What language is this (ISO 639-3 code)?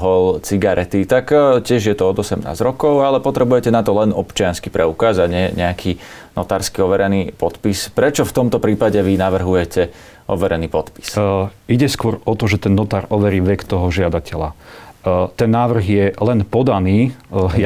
slk